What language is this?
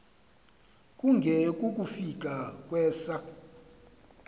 Xhosa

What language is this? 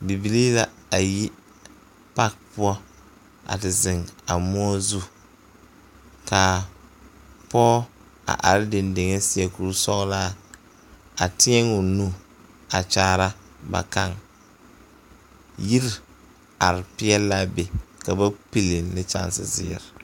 Southern Dagaare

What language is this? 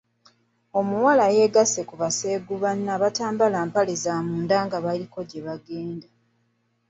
Ganda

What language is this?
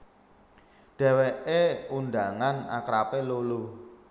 Javanese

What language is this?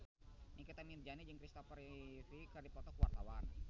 Sundanese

